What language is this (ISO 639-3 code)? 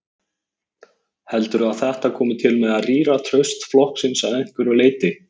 isl